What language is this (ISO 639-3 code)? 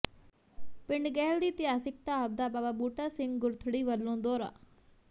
pan